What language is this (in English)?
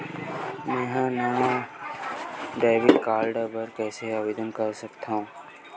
Chhattisgarhi